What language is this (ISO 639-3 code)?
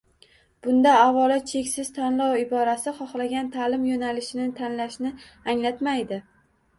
uzb